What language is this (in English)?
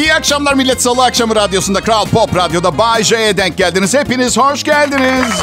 Turkish